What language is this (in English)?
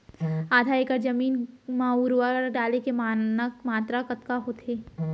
Chhattisgarhi